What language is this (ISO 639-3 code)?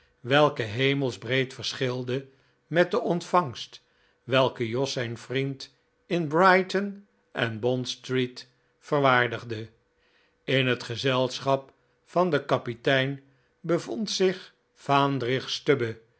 nld